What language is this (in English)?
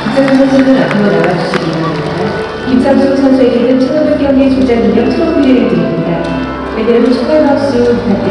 Korean